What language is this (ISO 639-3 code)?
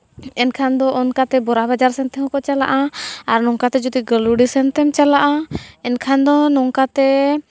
sat